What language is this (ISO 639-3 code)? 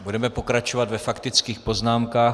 ces